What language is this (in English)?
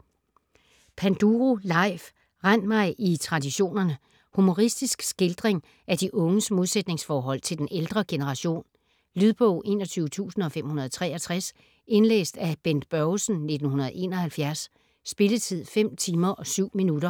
Danish